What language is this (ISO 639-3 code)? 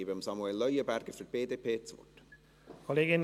gsw